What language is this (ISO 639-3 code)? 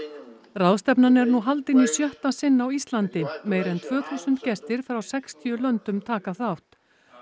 isl